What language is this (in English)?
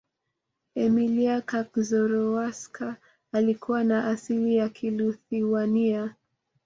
Swahili